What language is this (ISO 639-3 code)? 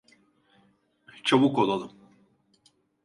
tur